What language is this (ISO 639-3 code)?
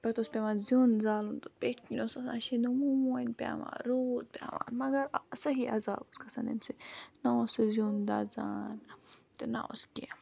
kas